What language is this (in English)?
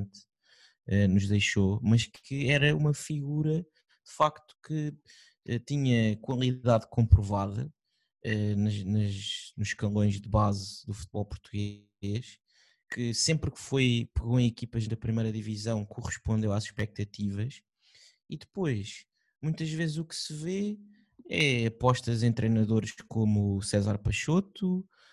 Portuguese